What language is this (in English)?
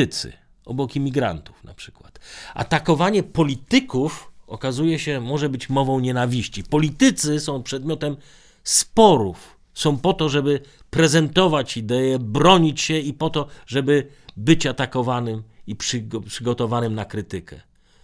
Polish